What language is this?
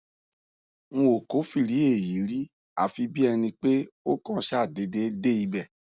Yoruba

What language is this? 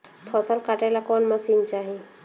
Bhojpuri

